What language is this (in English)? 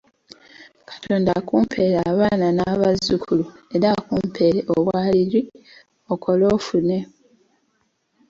Ganda